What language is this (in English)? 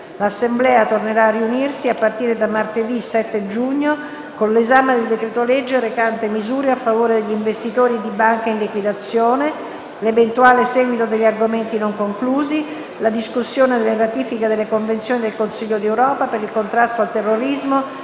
Italian